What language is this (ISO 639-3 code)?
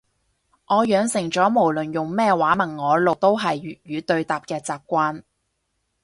yue